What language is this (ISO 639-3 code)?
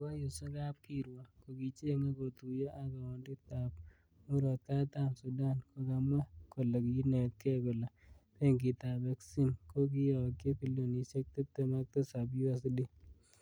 kln